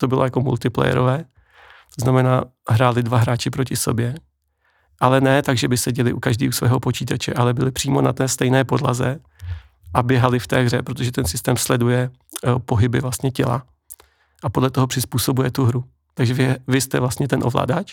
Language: Czech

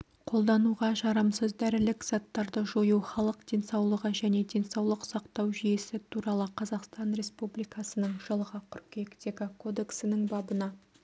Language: Kazakh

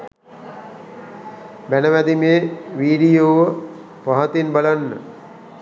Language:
Sinhala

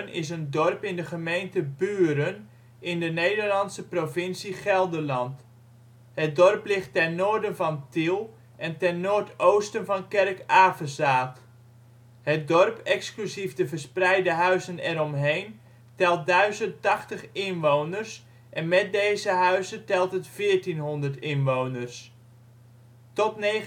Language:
Dutch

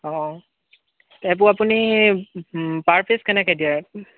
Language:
Assamese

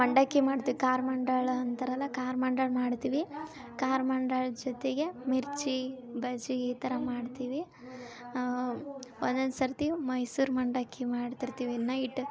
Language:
Kannada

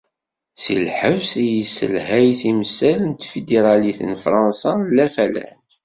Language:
Kabyle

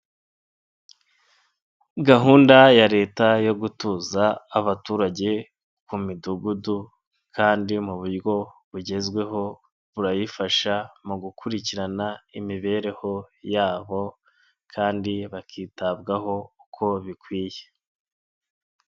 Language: Kinyarwanda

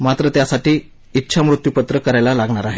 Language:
Marathi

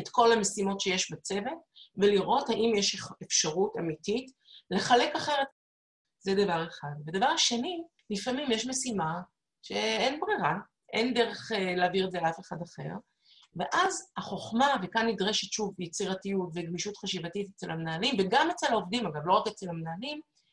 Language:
Hebrew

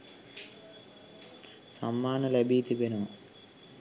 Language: Sinhala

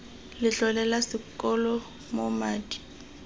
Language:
Tswana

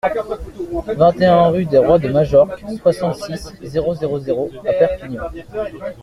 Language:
French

